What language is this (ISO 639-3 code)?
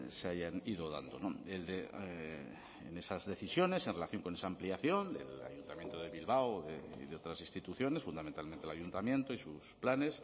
spa